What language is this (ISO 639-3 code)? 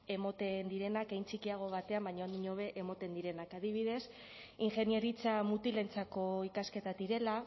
eus